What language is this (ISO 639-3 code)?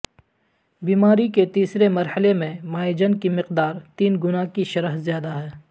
urd